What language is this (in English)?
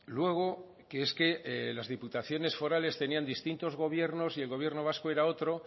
Spanish